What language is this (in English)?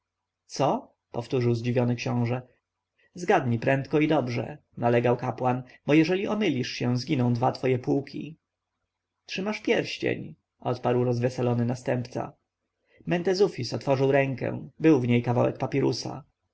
Polish